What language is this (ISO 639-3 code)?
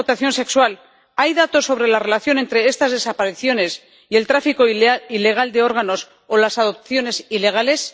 spa